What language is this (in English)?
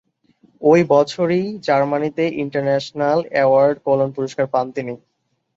Bangla